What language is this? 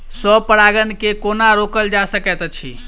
Maithili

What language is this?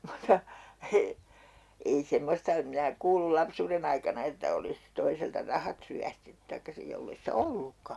Finnish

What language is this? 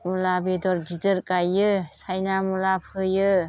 Bodo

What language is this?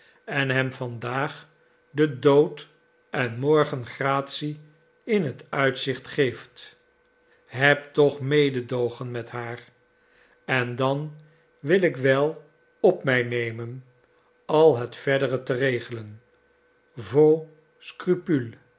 Dutch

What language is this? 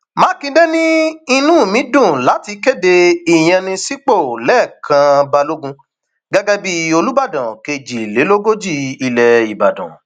Yoruba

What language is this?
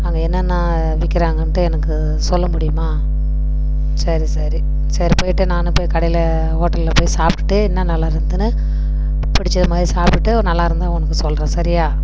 Tamil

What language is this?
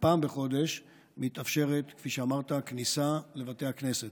Hebrew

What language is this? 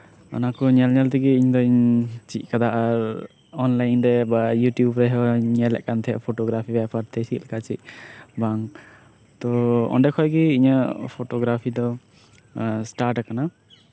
Santali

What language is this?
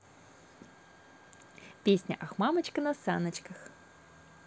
Russian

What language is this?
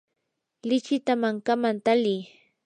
Yanahuanca Pasco Quechua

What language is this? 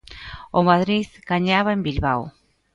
Galician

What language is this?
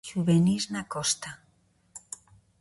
Galician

